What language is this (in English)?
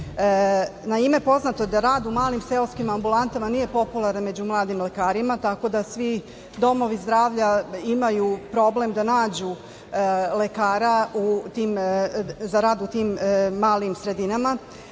Serbian